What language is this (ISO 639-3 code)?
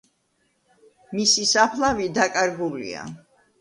kat